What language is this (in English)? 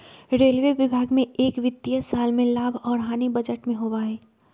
Magahi